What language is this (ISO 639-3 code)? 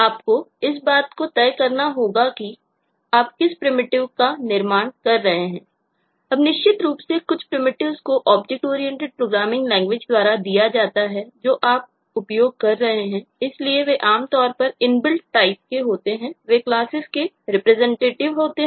hin